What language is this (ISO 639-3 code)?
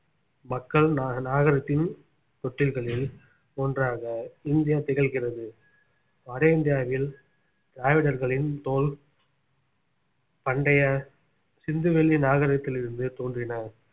tam